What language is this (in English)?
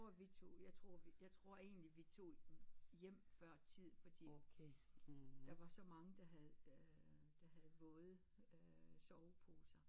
Danish